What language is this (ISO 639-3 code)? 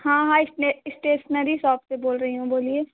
hin